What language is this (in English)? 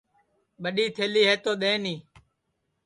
Sansi